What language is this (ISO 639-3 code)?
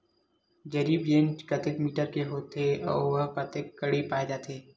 hne